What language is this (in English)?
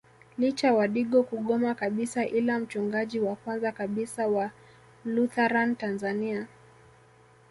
Swahili